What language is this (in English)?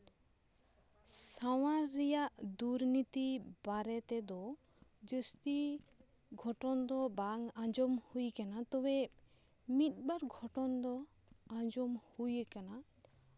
Santali